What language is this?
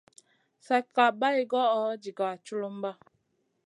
Masana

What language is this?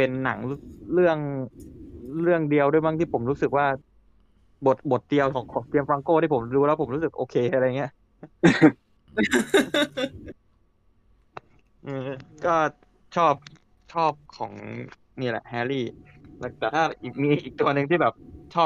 Thai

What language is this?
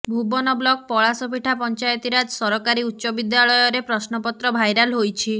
Odia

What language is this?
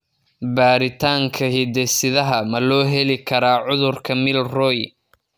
Somali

